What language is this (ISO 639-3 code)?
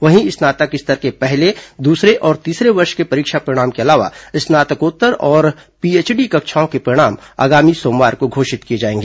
hin